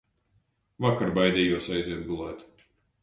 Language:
Latvian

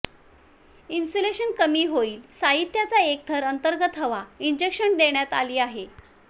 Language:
Marathi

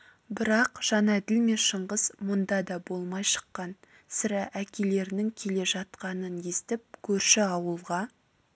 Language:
Kazakh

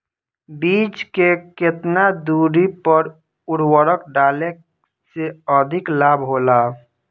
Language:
Bhojpuri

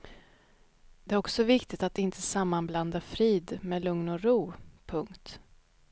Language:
Swedish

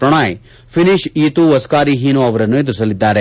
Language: Kannada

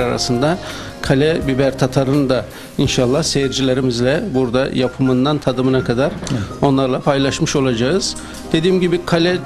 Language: Turkish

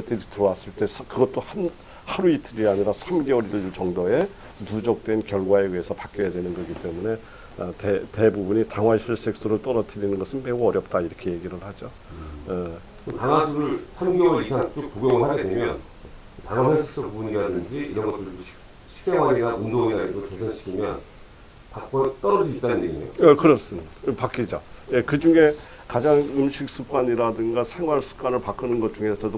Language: Korean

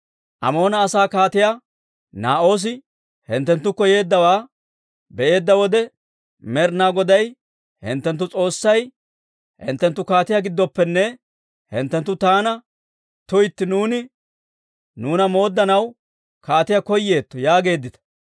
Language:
Dawro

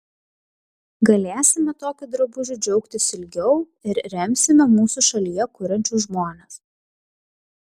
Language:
Lithuanian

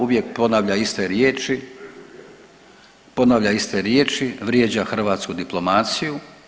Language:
Croatian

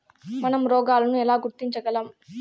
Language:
Telugu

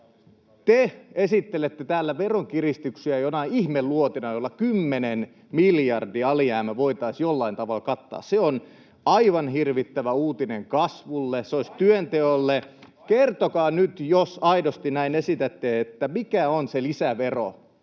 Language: Finnish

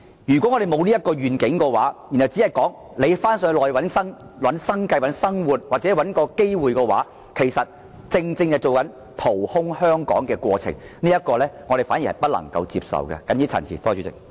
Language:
Cantonese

